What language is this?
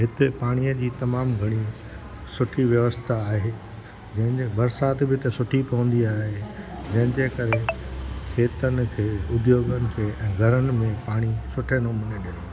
Sindhi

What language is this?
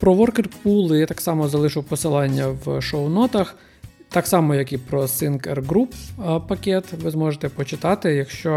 Ukrainian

